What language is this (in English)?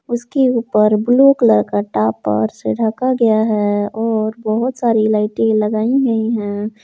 Hindi